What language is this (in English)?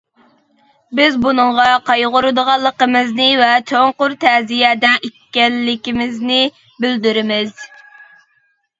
Uyghur